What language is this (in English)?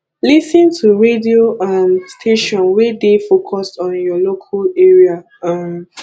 Nigerian Pidgin